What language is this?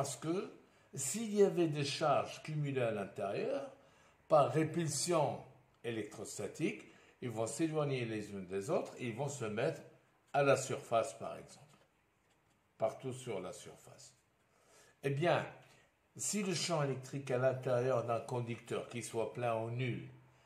French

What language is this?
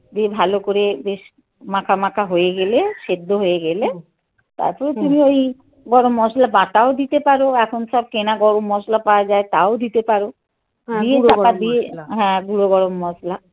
Bangla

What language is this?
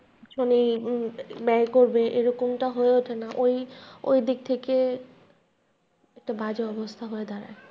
Bangla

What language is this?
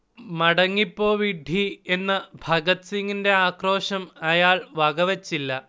Malayalam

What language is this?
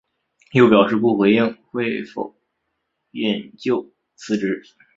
Chinese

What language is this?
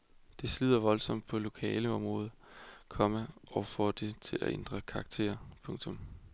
Danish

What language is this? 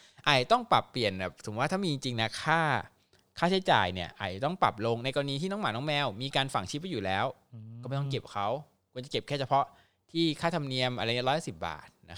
Thai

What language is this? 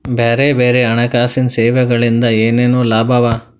Kannada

